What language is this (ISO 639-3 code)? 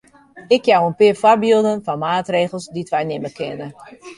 fry